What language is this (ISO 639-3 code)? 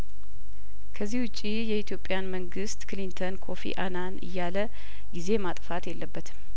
amh